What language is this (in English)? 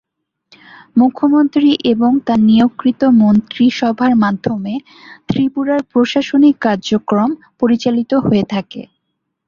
Bangla